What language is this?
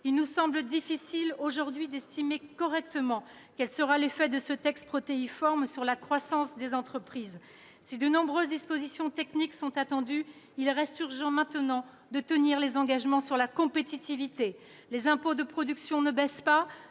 French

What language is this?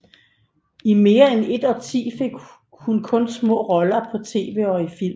Danish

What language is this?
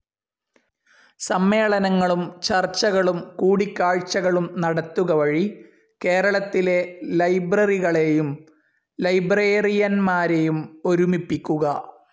Malayalam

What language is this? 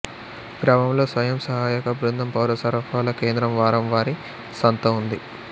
Telugu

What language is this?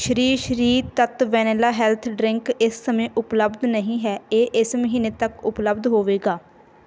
Punjabi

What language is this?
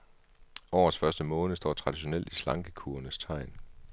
Danish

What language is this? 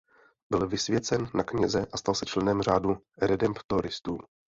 Czech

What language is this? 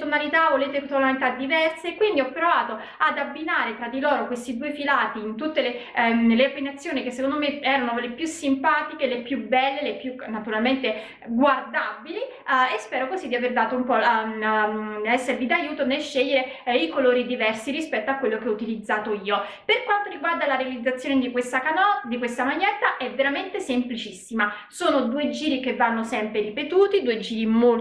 Italian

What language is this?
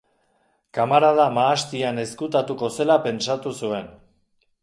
Basque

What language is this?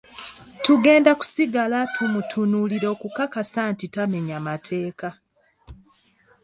Ganda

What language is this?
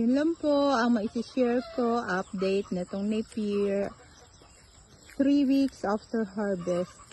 Filipino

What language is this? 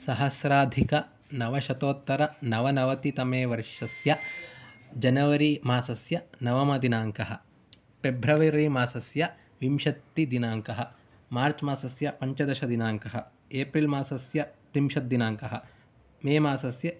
Sanskrit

